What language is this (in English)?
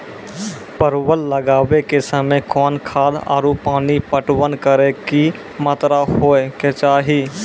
Maithili